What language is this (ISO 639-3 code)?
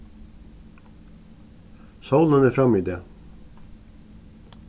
fao